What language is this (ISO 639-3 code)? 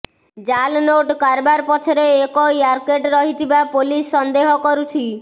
ori